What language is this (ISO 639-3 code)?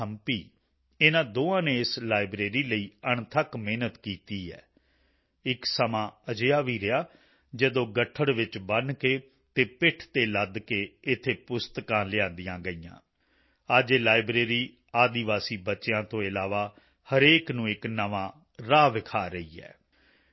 pan